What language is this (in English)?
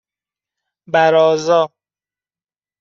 Persian